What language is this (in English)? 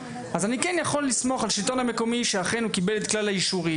Hebrew